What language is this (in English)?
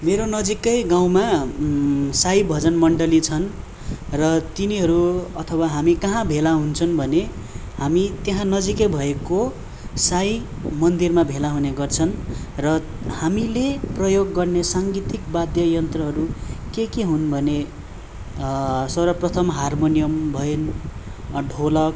Nepali